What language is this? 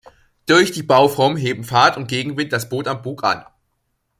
German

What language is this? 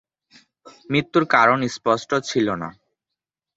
Bangla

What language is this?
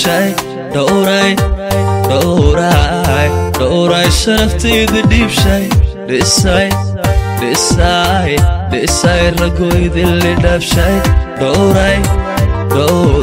Arabic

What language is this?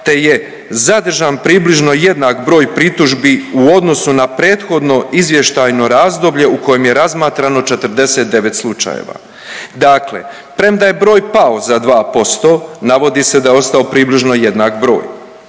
Croatian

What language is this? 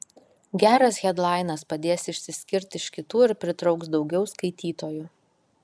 Lithuanian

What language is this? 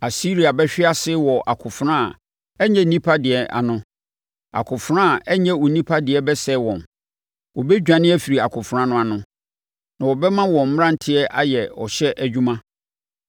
Akan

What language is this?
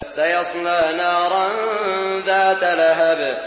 Arabic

